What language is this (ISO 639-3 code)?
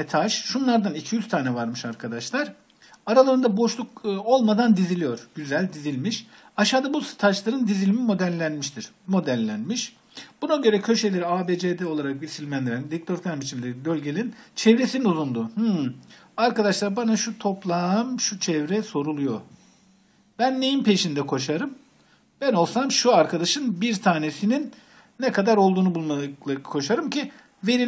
tur